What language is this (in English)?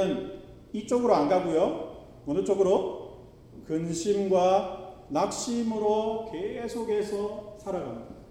Korean